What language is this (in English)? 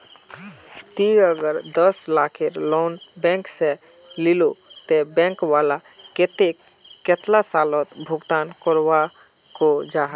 Magahi